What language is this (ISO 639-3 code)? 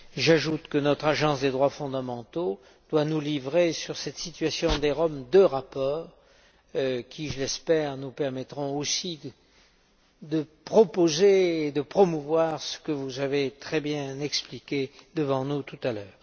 fra